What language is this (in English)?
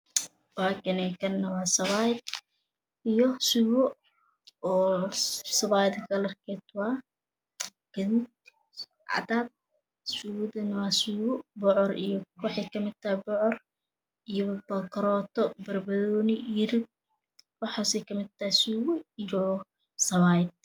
Somali